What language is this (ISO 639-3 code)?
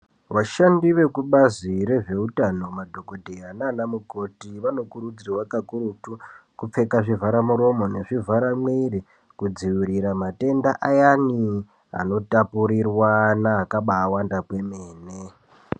ndc